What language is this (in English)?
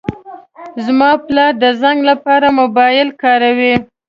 Pashto